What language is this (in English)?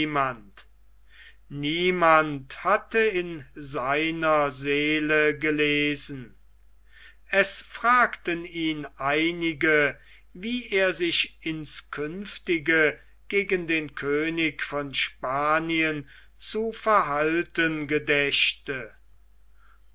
German